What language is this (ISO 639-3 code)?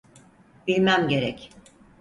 tur